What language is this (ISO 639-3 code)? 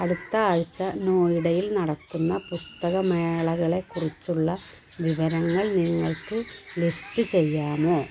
mal